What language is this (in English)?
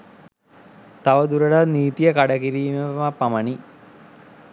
Sinhala